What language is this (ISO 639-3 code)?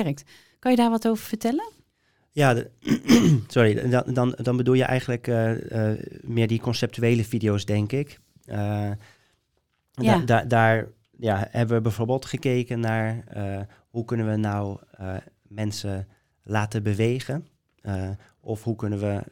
nld